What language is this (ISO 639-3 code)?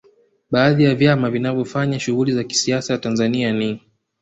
swa